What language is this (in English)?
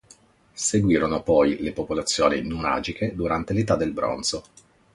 Italian